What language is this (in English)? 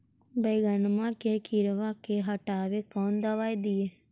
Magahi